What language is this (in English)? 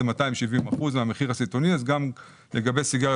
Hebrew